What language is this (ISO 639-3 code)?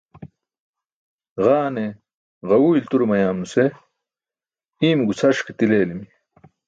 bsk